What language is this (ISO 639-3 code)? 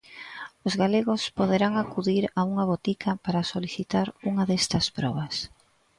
glg